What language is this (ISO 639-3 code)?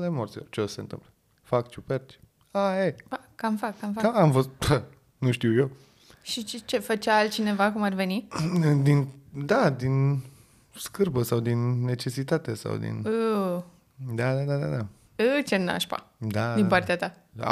ron